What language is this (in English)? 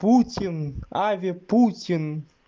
Russian